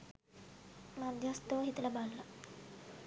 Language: Sinhala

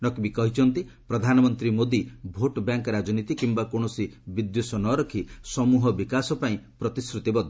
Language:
Odia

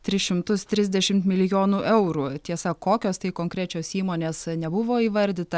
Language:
Lithuanian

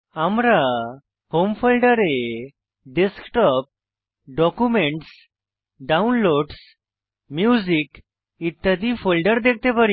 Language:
Bangla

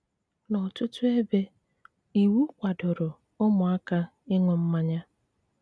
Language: Igbo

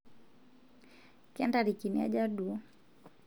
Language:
Masai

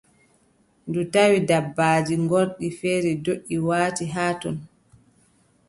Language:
Adamawa Fulfulde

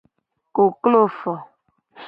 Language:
Gen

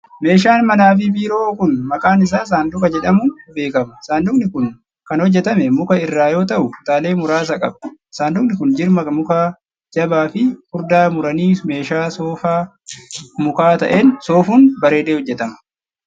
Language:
Oromo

